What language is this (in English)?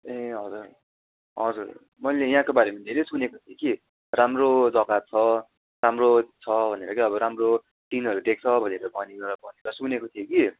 Nepali